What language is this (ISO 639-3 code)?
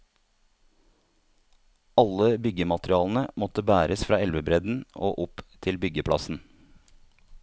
nor